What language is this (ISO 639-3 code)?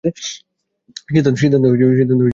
ben